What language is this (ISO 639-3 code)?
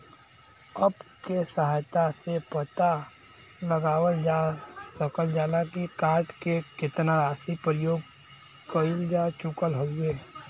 bho